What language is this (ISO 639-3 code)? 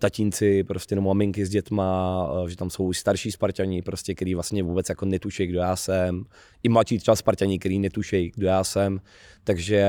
ces